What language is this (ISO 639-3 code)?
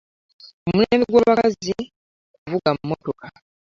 lug